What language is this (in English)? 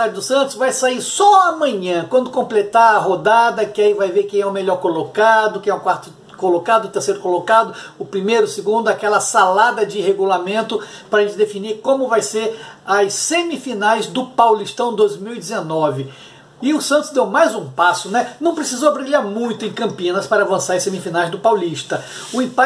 Portuguese